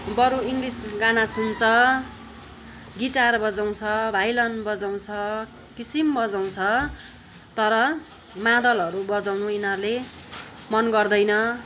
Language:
Nepali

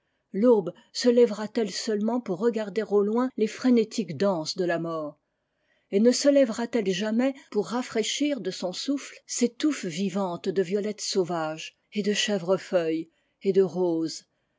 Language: French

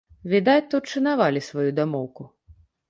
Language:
Belarusian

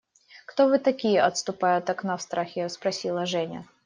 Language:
Russian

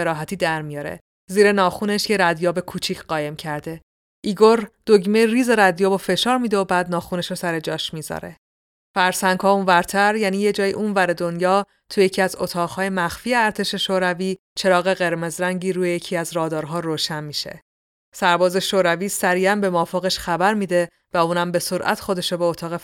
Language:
Persian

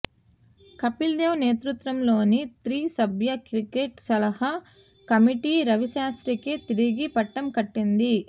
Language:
Telugu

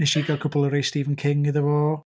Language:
Welsh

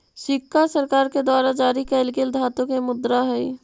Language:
Magahi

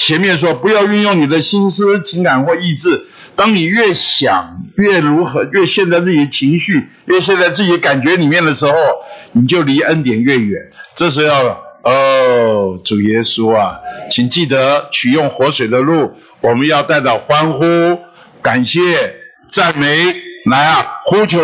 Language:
Chinese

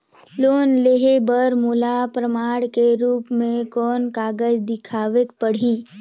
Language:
Chhattisgarhi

